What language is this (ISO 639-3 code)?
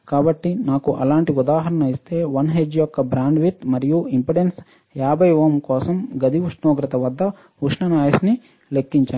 tel